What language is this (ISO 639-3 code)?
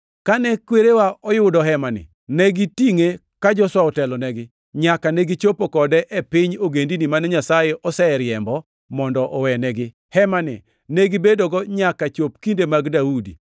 luo